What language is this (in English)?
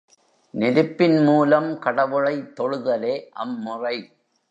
Tamil